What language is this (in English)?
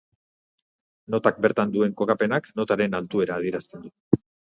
Basque